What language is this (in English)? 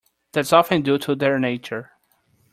English